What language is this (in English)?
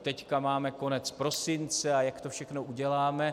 Czech